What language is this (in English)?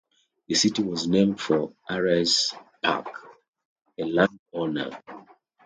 English